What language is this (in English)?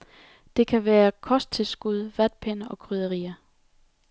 Danish